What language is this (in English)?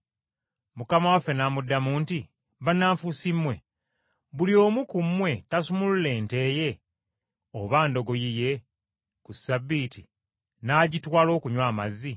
Ganda